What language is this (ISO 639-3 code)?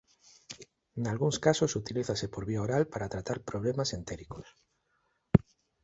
glg